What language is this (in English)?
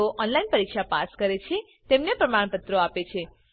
Gujarati